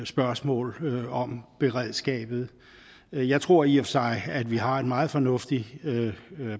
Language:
Danish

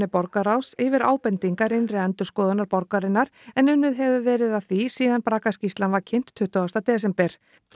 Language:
Icelandic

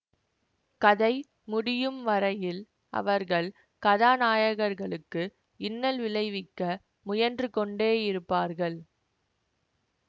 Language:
Tamil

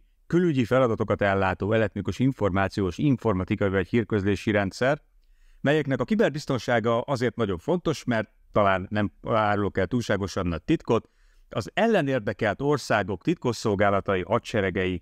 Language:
Hungarian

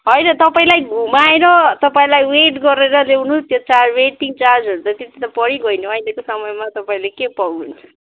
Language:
Nepali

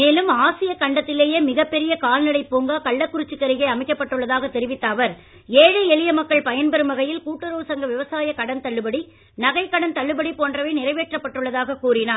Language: Tamil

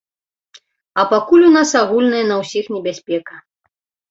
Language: Belarusian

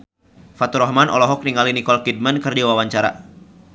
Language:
Sundanese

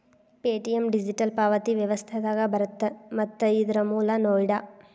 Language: Kannada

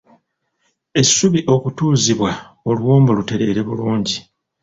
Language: Ganda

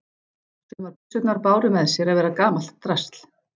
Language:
Icelandic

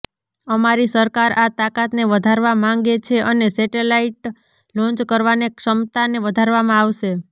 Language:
Gujarati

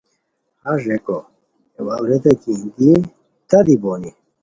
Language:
Khowar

